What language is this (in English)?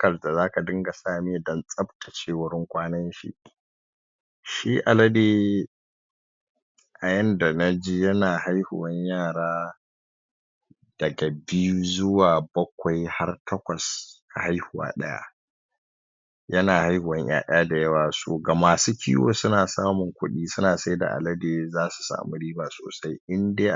Hausa